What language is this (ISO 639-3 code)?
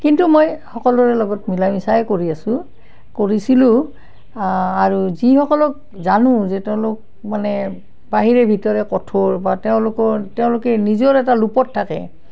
asm